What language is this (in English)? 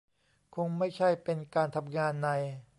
Thai